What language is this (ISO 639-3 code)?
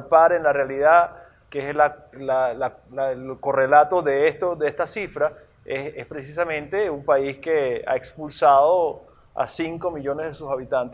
spa